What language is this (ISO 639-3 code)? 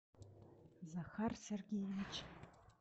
rus